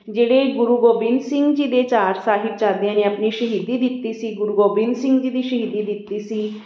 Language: Punjabi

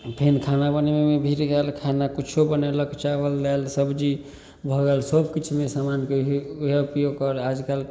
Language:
Maithili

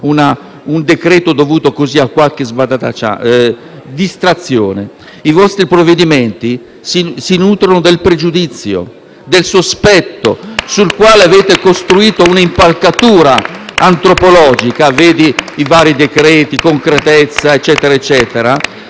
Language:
Italian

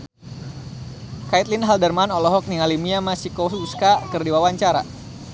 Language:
Sundanese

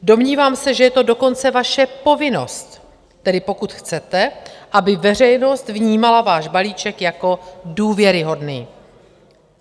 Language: Czech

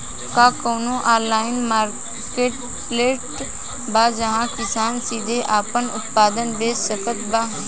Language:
Bhojpuri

